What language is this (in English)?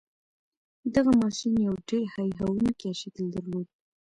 Pashto